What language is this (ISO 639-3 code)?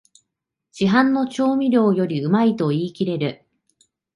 jpn